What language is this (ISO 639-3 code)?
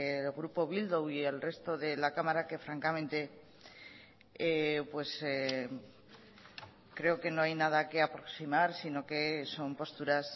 spa